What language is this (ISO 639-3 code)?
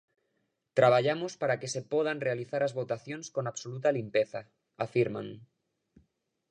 glg